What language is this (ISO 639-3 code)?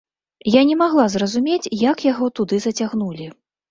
bel